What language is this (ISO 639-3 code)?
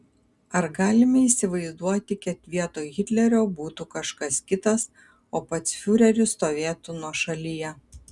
lit